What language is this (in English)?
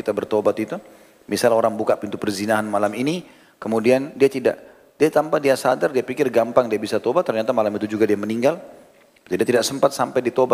Indonesian